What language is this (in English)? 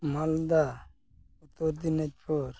Santali